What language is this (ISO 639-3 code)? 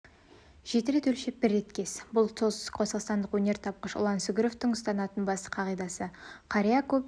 kaz